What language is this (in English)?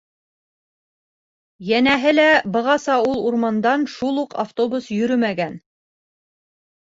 Bashkir